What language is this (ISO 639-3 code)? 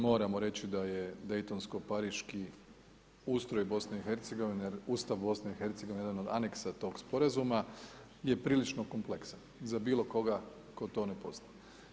hrv